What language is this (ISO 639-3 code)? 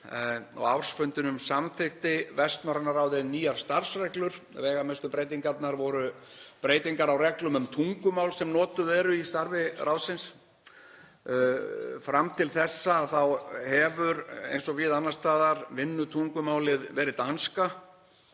isl